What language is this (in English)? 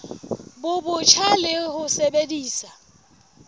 Southern Sotho